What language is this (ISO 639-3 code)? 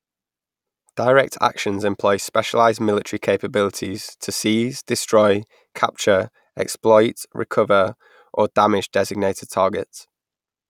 eng